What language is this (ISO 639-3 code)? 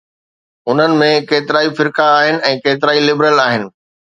snd